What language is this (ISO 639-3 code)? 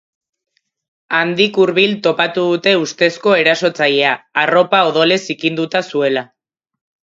eus